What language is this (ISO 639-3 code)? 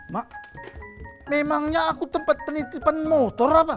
ind